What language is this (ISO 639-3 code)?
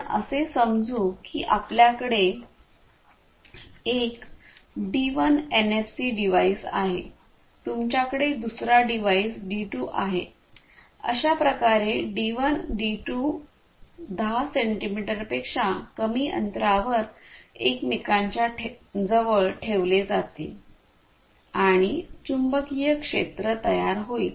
mar